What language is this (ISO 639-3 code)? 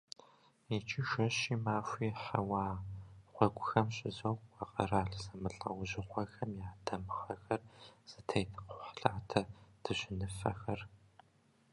kbd